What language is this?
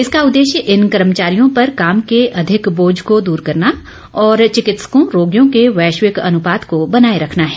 Hindi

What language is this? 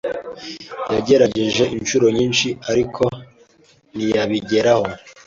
Kinyarwanda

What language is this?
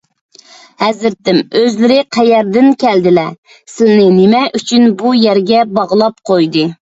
Uyghur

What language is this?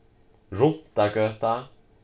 Faroese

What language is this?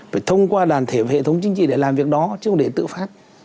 Vietnamese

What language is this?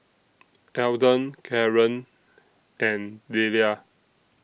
English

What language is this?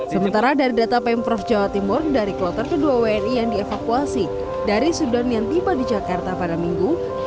Indonesian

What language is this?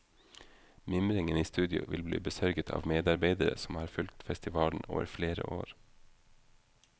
Norwegian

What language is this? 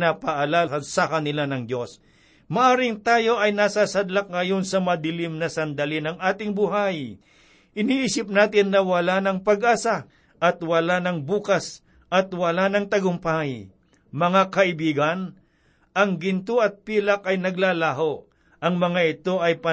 Filipino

